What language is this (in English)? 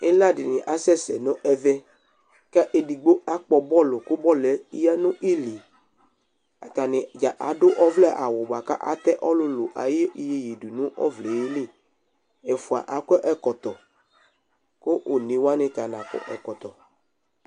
Ikposo